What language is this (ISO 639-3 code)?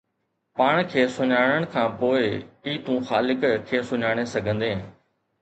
snd